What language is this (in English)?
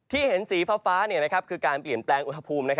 Thai